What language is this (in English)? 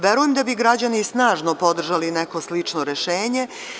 Serbian